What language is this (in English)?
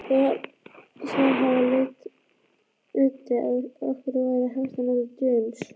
Icelandic